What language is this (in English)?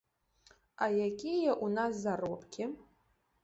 Belarusian